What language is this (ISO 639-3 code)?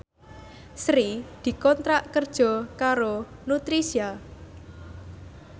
jav